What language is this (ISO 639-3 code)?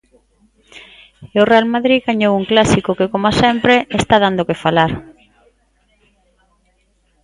glg